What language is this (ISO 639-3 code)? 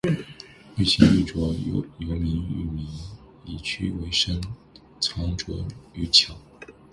zho